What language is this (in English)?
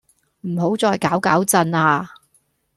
Cantonese